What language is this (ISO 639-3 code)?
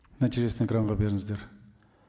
kaz